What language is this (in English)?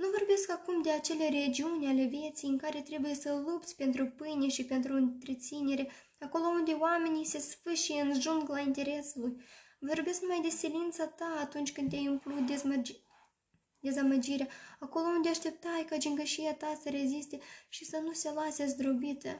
Romanian